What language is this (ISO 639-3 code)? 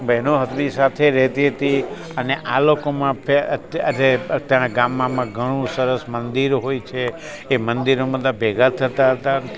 guj